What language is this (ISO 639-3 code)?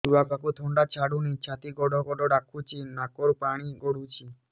ori